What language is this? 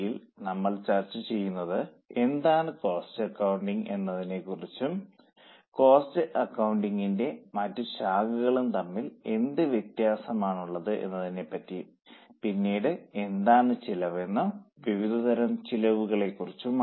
Malayalam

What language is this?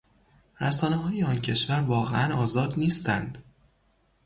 Persian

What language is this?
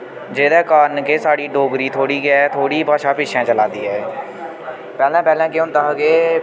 Dogri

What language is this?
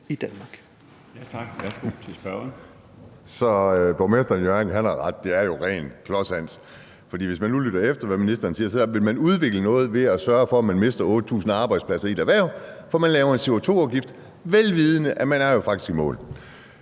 Danish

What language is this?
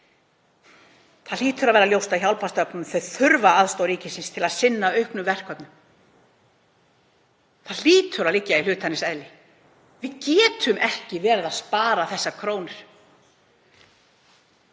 Icelandic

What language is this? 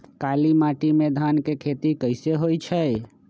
Magahi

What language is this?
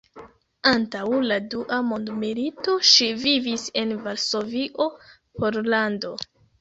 Esperanto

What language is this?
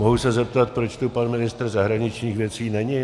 Czech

